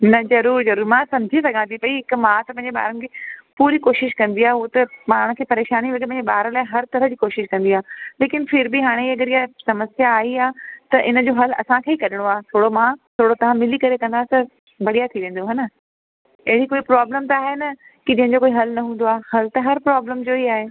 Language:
Sindhi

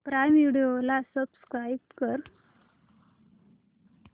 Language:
Marathi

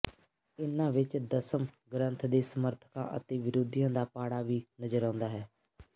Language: Punjabi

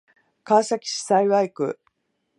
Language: Japanese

